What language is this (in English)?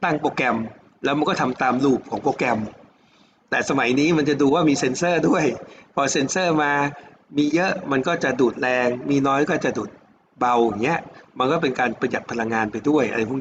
Thai